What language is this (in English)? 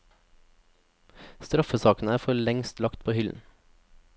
Norwegian